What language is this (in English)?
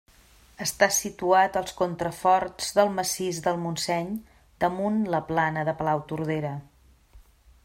Catalan